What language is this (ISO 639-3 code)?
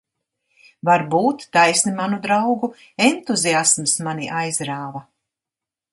lav